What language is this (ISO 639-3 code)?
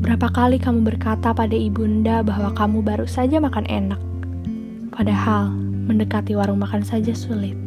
ind